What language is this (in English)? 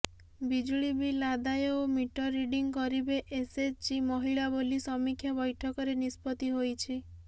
Odia